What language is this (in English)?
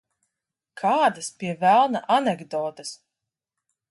Latvian